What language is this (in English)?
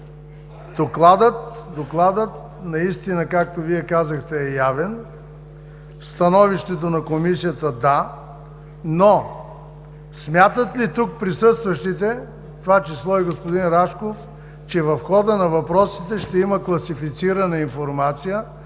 Bulgarian